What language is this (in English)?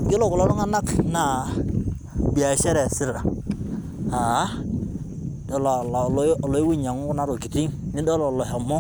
Masai